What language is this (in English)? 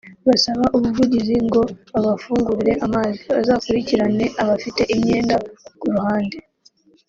Kinyarwanda